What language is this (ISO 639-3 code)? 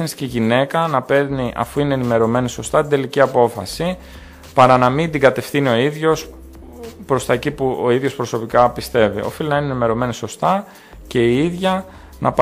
ell